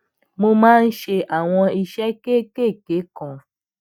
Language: Yoruba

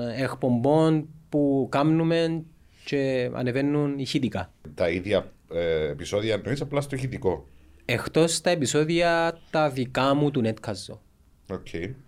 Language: Greek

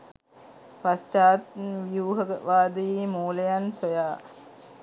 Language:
Sinhala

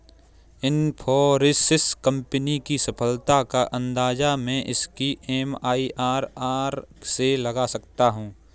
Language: Hindi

